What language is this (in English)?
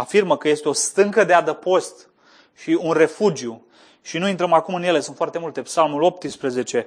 Romanian